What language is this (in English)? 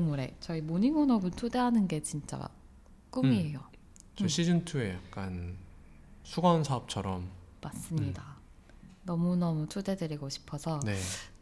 Korean